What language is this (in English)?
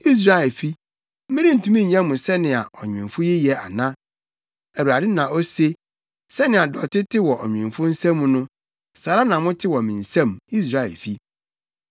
Akan